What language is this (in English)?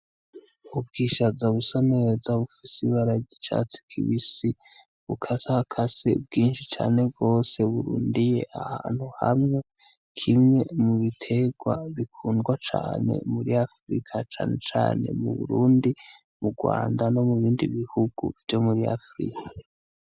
Rundi